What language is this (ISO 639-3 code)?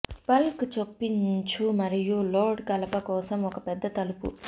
tel